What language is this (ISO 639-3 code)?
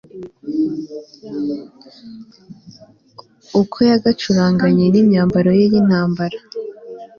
kin